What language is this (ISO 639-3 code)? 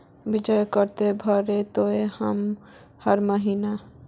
mag